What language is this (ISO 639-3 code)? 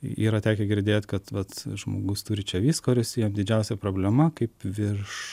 lit